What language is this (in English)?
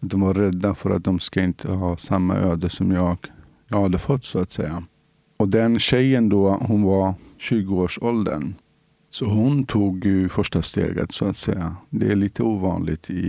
Swedish